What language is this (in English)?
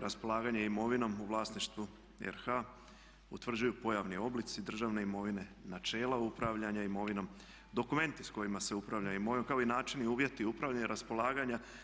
Croatian